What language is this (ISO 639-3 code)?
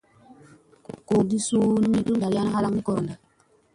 mse